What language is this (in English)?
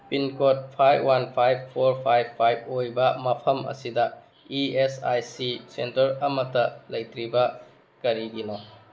Manipuri